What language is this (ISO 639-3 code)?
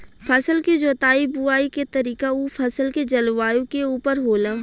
bho